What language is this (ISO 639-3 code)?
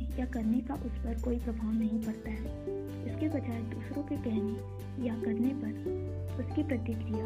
hin